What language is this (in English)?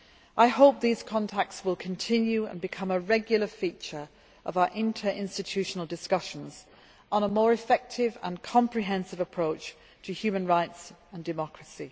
English